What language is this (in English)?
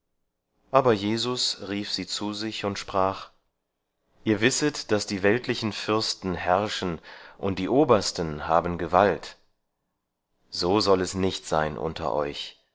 German